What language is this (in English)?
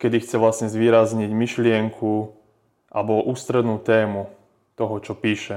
Slovak